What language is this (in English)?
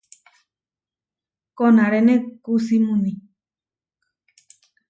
Huarijio